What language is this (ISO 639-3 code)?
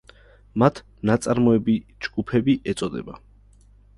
kat